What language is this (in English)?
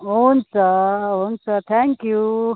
Nepali